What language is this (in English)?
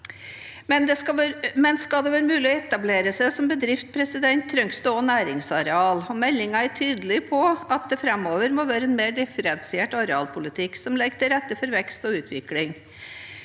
Norwegian